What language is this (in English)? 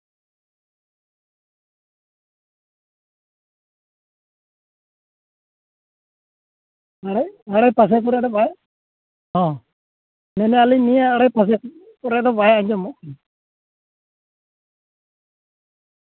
Santali